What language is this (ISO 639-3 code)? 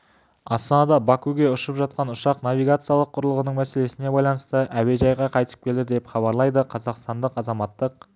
kaz